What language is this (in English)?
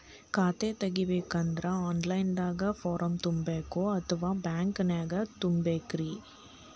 Kannada